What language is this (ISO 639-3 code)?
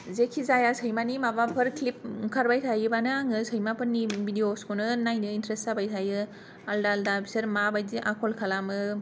brx